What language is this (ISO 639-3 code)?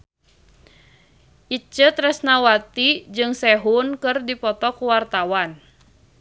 sun